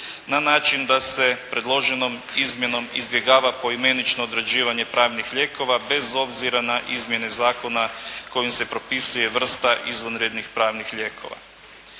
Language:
Croatian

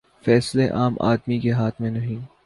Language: Urdu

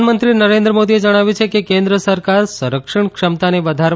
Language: Gujarati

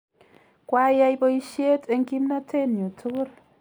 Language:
Kalenjin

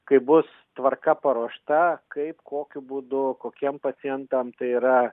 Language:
Lithuanian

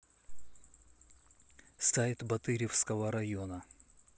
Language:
Russian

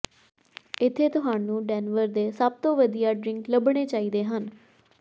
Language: Punjabi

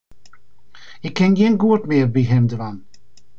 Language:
Western Frisian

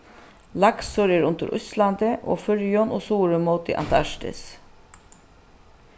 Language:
Faroese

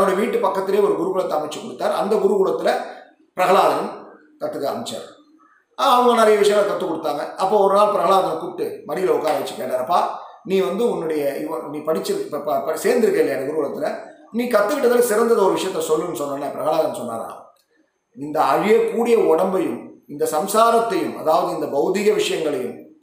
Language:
Tamil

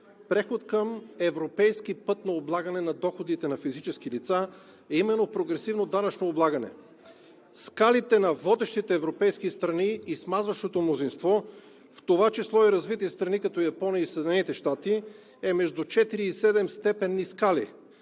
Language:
Bulgarian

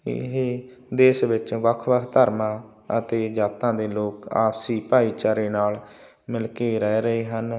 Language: Punjabi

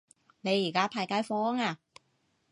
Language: Cantonese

